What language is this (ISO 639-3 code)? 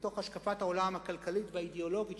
heb